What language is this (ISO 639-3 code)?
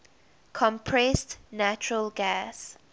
eng